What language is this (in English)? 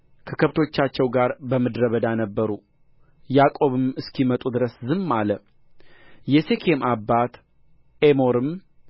Amharic